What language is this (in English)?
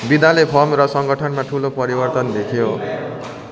Nepali